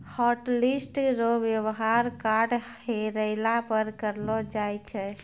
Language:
Maithili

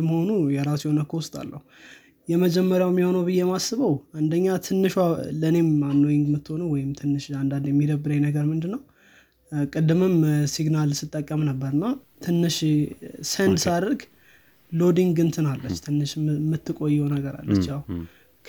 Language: Amharic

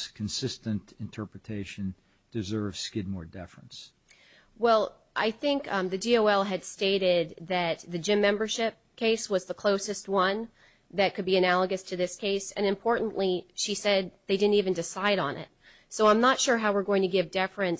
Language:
English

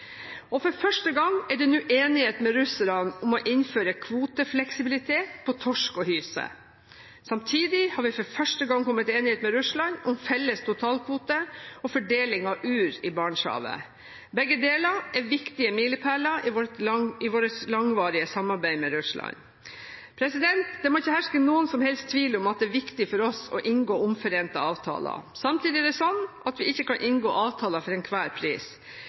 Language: Norwegian Bokmål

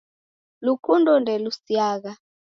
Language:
Taita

